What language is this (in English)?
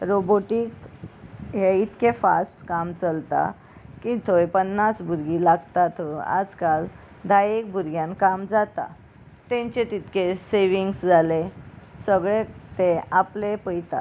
Konkani